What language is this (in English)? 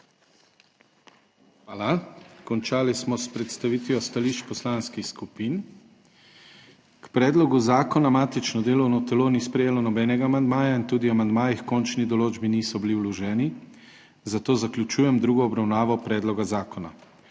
Slovenian